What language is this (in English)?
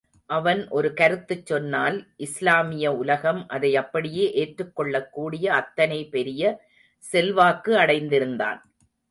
Tamil